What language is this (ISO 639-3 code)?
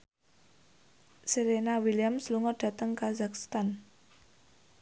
jav